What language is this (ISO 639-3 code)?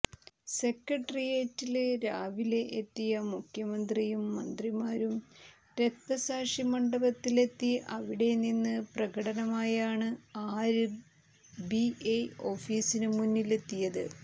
mal